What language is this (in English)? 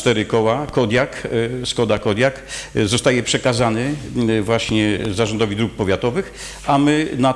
Polish